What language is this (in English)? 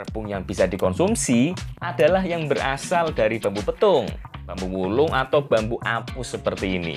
Indonesian